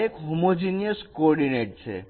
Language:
Gujarati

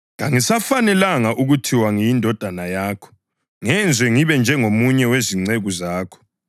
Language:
North Ndebele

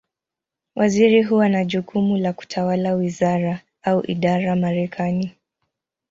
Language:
Swahili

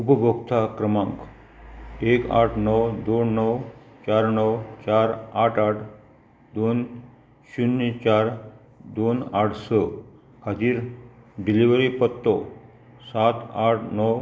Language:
Konkani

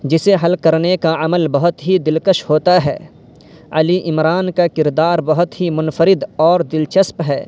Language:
Urdu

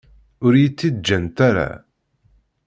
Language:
Kabyle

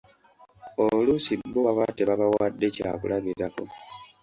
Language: Ganda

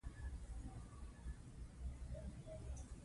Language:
Pashto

